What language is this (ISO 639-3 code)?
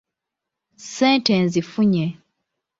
lug